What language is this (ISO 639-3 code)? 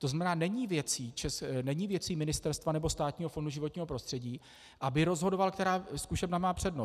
ces